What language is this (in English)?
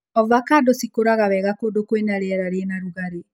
Kikuyu